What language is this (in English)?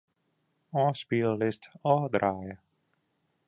Western Frisian